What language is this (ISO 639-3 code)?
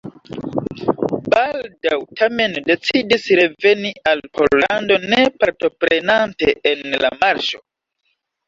epo